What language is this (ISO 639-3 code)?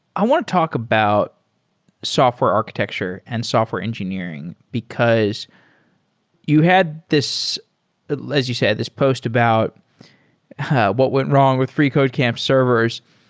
eng